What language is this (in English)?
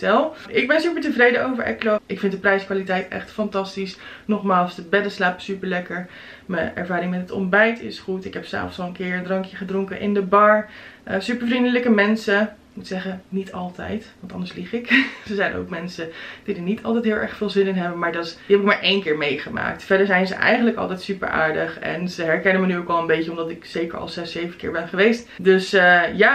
Dutch